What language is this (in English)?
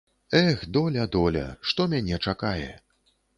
Belarusian